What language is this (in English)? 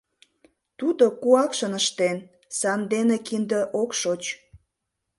Mari